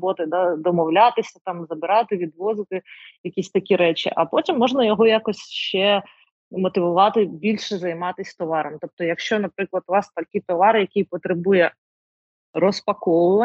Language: Ukrainian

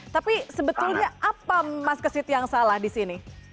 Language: Indonesian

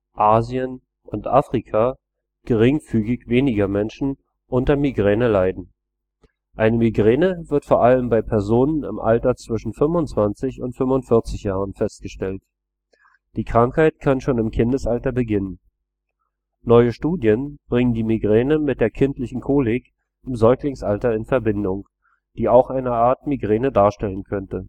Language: German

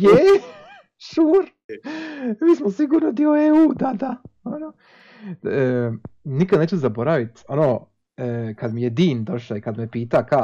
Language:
Croatian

